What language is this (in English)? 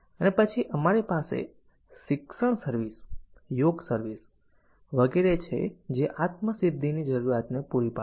Gujarati